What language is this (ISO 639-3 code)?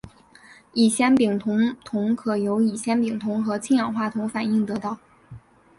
zho